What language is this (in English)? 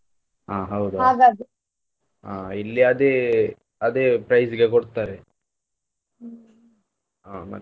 Kannada